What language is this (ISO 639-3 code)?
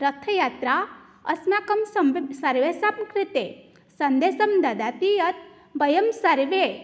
san